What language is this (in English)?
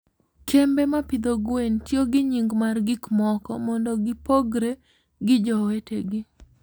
Luo (Kenya and Tanzania)